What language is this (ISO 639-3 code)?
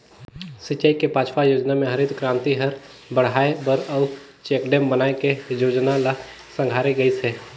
hne